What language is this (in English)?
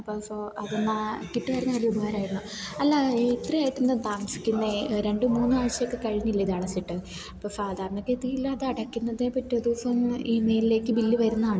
Malayalam